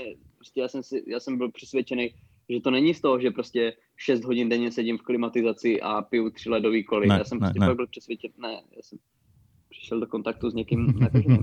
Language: Czech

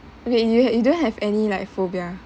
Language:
English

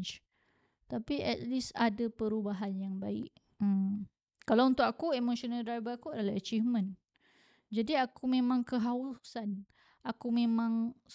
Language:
Malay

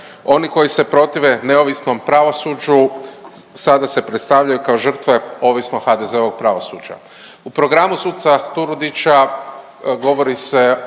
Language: Croatian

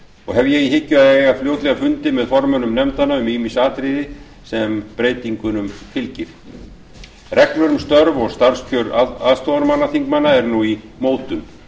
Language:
Icelandic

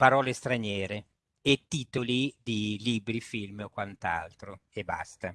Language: Italian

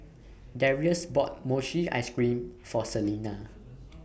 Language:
English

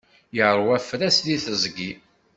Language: Kabyle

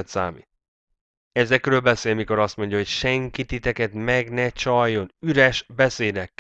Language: Hungarian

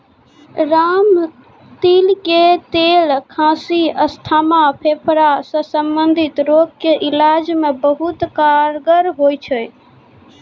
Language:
Maithili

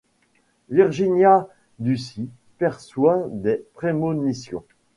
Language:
French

